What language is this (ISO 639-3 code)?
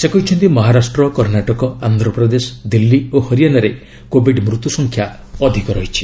ori